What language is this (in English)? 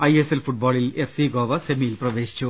Malayalam